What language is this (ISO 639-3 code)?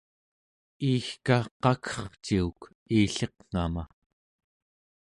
esu